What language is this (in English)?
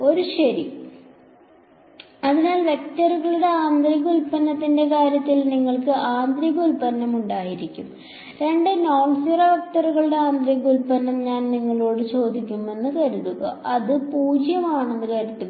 Malayalam